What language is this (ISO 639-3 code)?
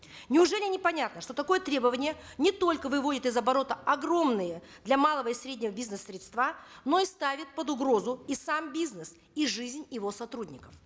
kaz